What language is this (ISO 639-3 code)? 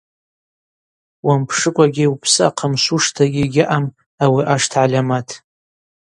abq